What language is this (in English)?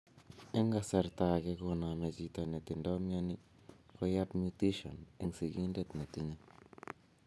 Kalenjin